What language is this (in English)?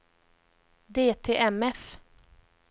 Swedish